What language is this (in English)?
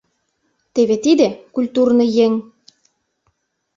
Mari